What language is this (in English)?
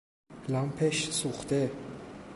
Persian